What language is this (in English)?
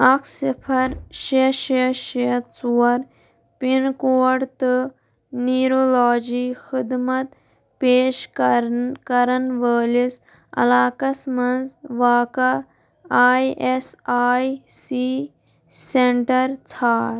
Kashmiri